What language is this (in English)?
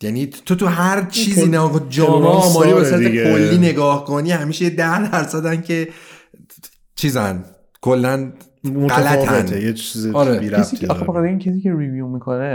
Persian